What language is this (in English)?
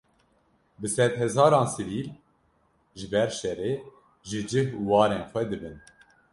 Kurdish